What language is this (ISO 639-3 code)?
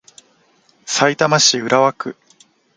jpn